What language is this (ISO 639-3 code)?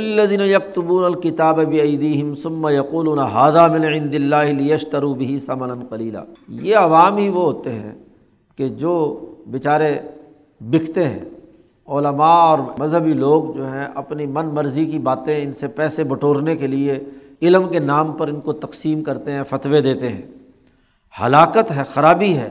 urd